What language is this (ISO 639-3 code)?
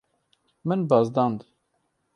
kur